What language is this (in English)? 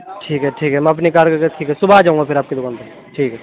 Urdu